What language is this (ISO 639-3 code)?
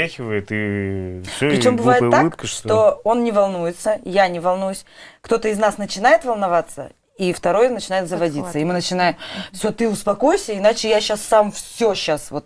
rus